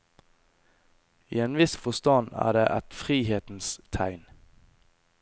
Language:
Norwegian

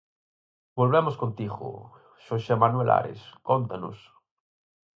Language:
Galician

